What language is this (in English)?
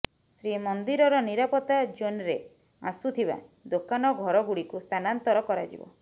Odia